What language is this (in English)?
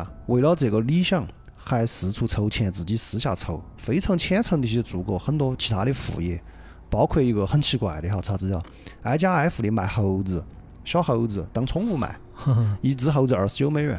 Chinese